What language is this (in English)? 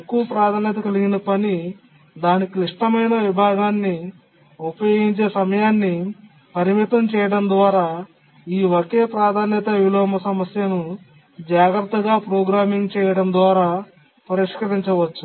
Telugu